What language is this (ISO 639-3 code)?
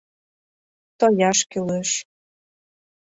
chm